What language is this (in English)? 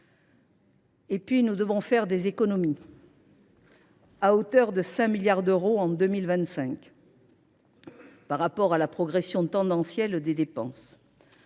French